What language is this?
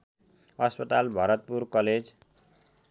Nepali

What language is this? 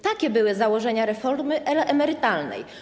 Polish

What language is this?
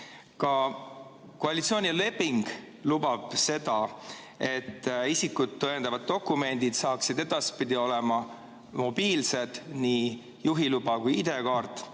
Estonian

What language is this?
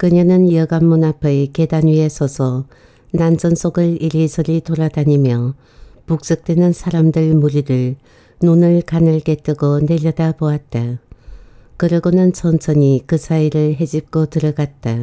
Korean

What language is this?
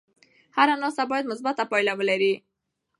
Pashto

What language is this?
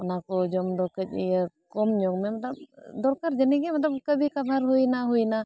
Santali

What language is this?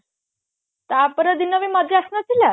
Odia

